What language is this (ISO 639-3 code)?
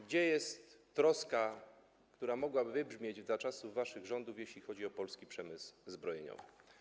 pol